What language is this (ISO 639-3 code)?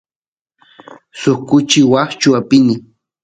qus